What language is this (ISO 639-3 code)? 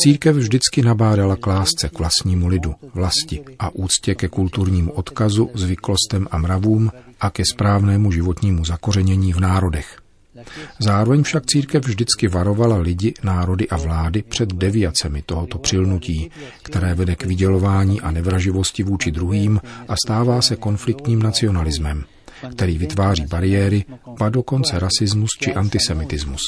ces